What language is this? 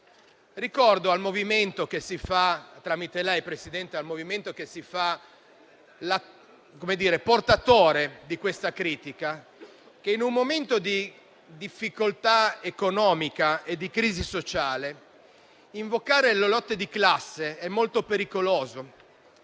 Italian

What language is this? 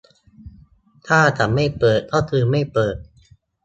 Thai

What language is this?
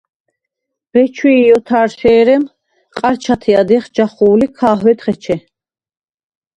Svan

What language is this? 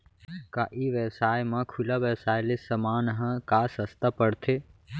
Chhattisgarhi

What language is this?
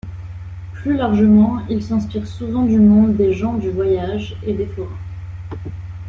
French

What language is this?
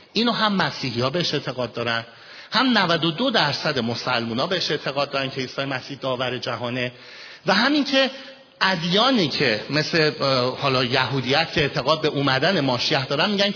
Persian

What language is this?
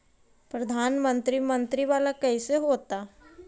Magahi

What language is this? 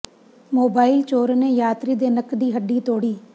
Punjabi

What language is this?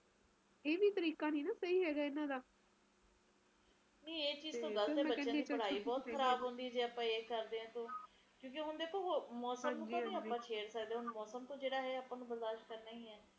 Punjabi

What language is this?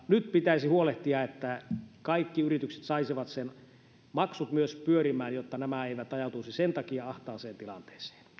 Finnish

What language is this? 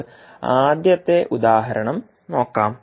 Malayalam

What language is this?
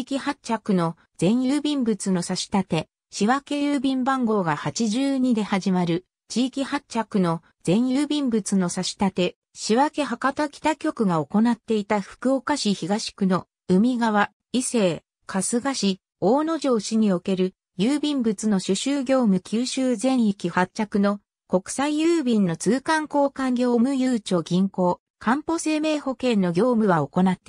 Japanese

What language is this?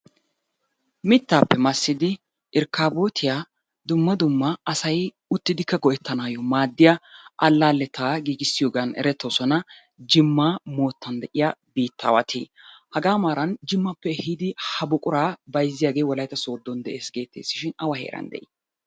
Wolaytta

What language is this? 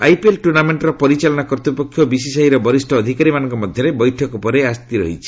Odia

